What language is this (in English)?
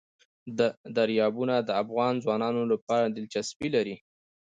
Pashto